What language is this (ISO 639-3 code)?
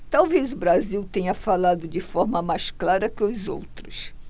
por